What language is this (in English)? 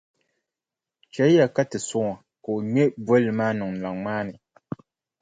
Dagbani